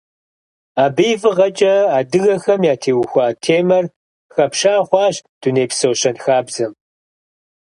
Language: Kabardian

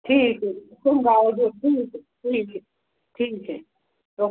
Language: Punjabi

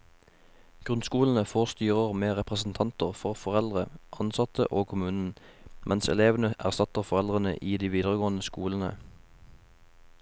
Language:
Norwegian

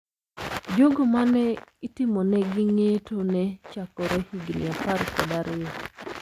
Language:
Luo (Kenya and Tanzania)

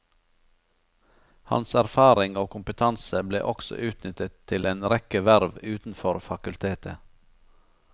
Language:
Norwegian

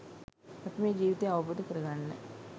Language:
Sinhala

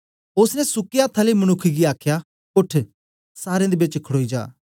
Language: Dogri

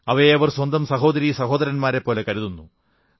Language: Malayalam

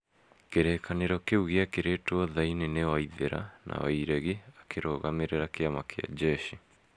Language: Kikuyu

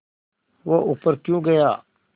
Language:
Hindi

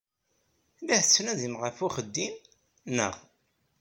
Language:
Kabyle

